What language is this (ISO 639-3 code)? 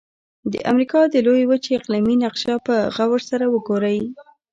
pus